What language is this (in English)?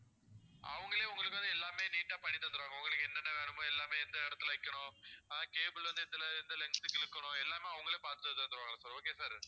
Tamil